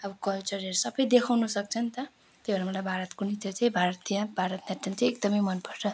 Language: Nepali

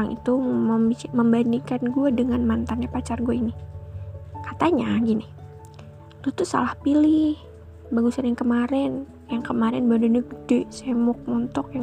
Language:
Indonesian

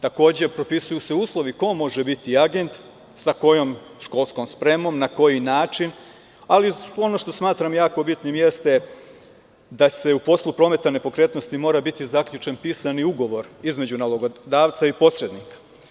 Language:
Serbian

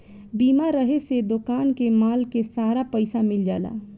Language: Bhojpuri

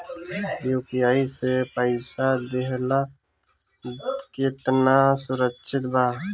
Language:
Bhojpuri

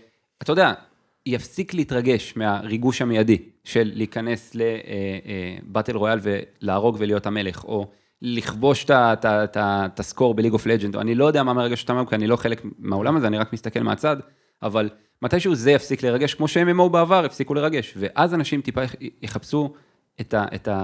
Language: Hebrew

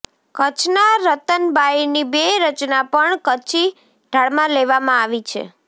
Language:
Gujarati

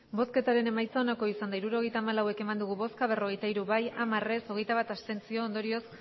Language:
Basque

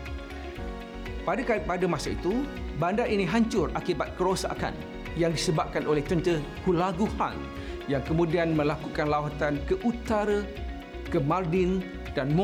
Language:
Malay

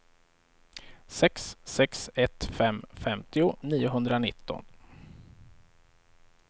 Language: Swedish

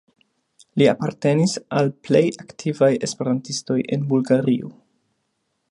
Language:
Esperanto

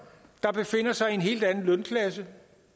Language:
Danish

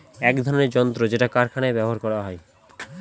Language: Bangla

